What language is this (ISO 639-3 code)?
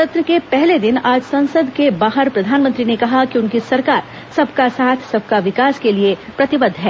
hin